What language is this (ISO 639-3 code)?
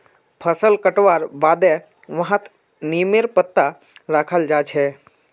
mag